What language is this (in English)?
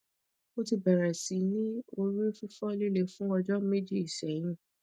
Yoruba